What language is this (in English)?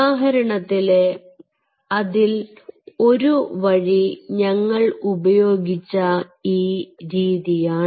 Malayalam